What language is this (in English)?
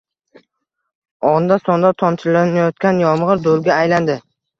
Uzbek